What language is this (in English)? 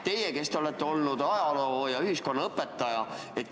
Estonian